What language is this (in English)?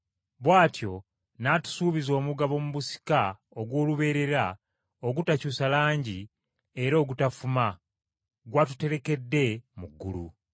Ganda